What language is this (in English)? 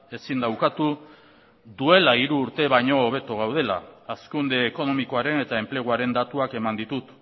Basque